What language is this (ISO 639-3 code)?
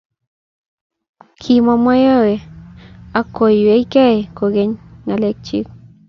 kln